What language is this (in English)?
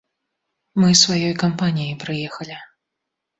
Belarusian